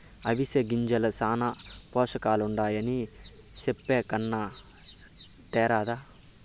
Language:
Telugu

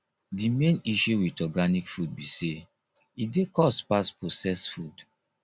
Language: Nigerian Pidgin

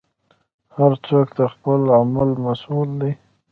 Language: Pashto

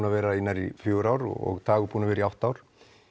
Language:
Icelandic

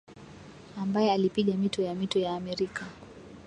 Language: Swahili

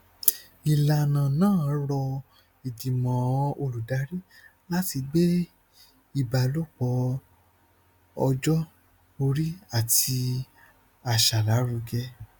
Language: Yoruba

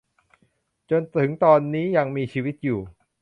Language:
Thai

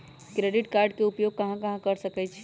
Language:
Magahi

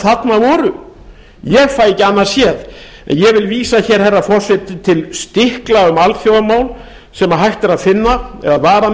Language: Icelandic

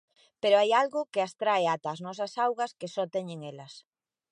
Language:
Galician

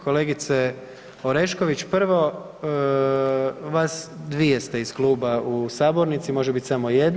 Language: Croatian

